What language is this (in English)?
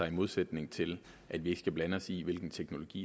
Danish